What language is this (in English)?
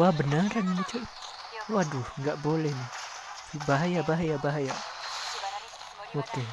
Indonesian